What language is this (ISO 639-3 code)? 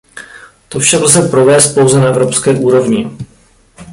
ces